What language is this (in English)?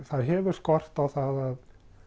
Icelandic